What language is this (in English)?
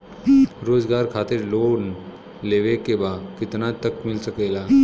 Bhojpuri